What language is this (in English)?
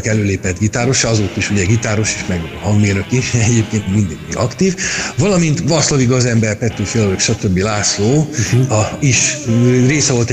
Hungarian